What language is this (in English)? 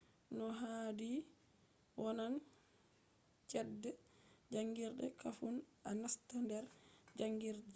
Fula